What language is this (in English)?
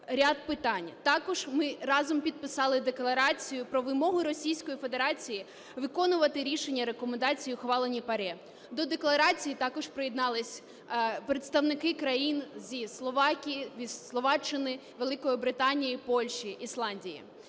Ukrainian